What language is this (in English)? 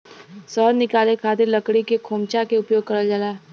Bhojpuri